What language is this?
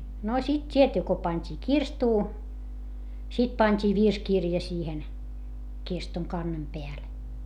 Finnish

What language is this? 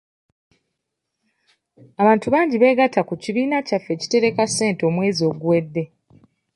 Ganda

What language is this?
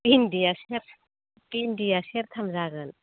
Bodo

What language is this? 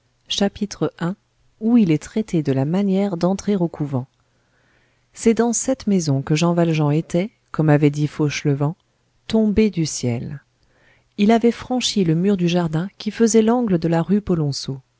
French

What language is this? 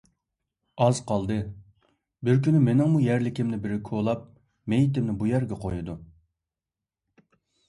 Uyghur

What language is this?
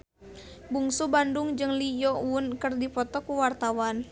Sundanese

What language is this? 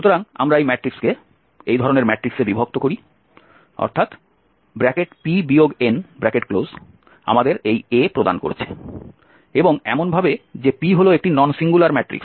Bangla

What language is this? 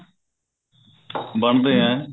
Punjabi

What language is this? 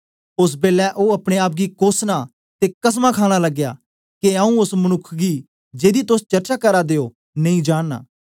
Dogri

